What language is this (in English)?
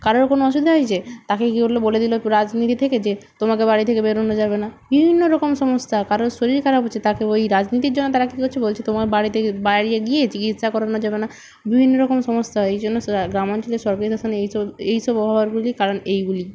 Bangla